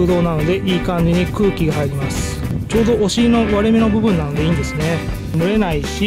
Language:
Japanese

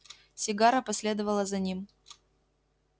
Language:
Russian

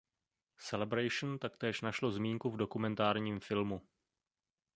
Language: Czech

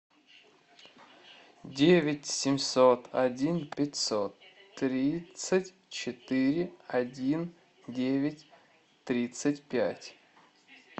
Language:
Russian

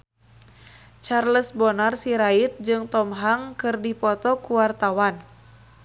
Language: Sundanese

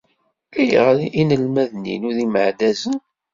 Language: Kabyle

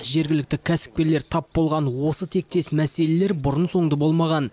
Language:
Kazakh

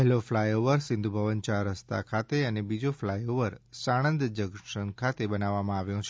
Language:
Gujarati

